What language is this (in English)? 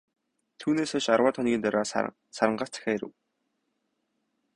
Mongolian